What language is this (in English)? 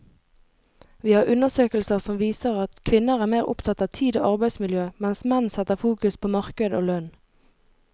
Norwegian